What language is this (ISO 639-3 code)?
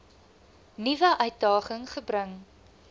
afr